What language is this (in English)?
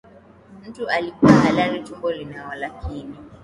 Swahili